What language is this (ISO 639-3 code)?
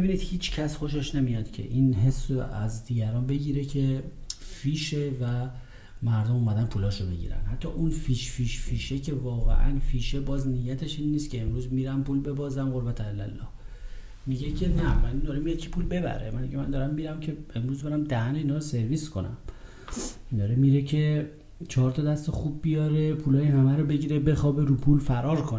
fas